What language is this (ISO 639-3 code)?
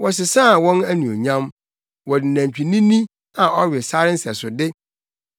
aka